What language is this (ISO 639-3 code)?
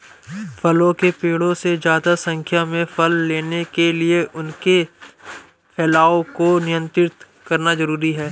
hin